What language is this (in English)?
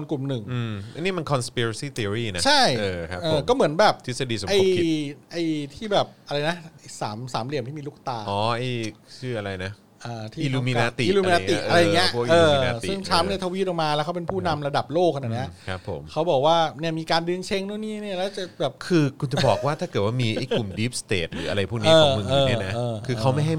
Thai